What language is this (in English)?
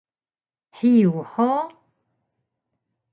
Taroko